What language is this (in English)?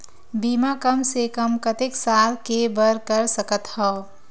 Chhattisgarhi